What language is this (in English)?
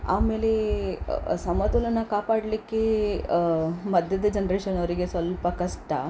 Kannada